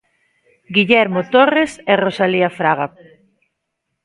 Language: Galician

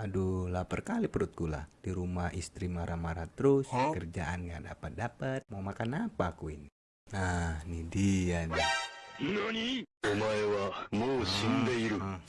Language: Indonesian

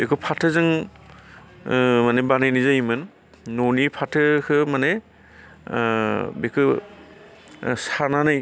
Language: Bodo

